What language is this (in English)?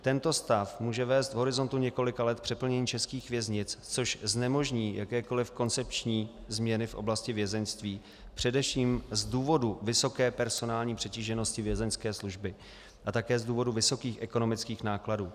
Czech